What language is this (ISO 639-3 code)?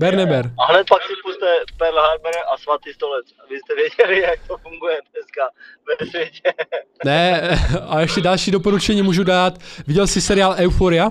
ces